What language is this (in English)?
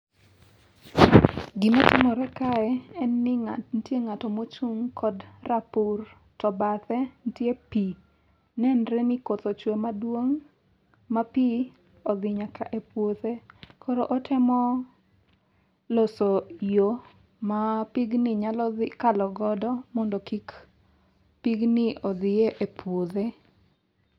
Luo (Kenya and Tanzania)